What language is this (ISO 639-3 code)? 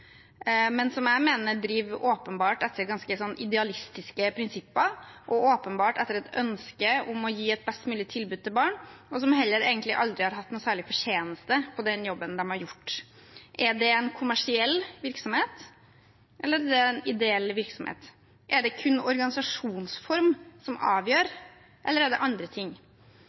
nob